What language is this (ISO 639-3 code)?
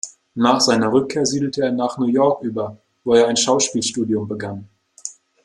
deu